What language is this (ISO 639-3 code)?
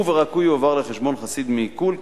heb